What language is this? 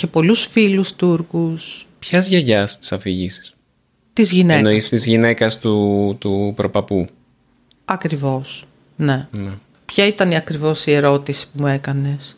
Greek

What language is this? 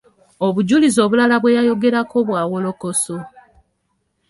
Ganda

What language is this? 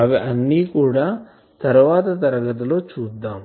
Telugu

